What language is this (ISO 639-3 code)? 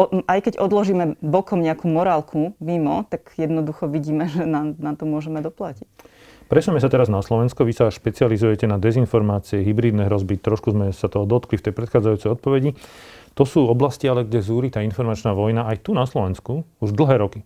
slk